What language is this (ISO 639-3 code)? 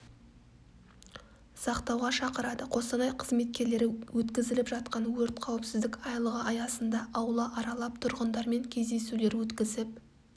kaz